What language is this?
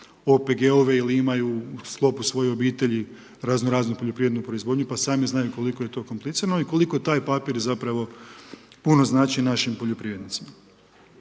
Croatian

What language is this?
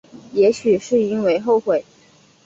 Chinese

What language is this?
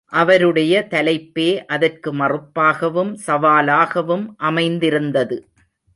Tamil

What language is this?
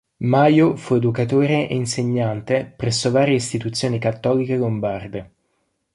Italian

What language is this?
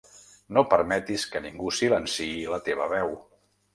Catalan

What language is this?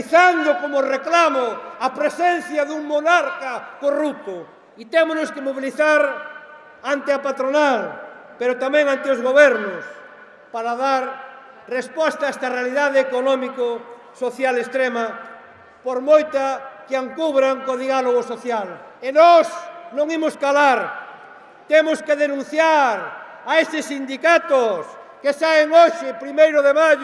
Spanish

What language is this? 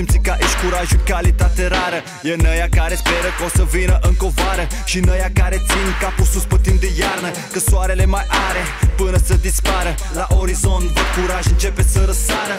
Romanian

